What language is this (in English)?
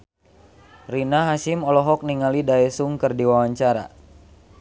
Sundanese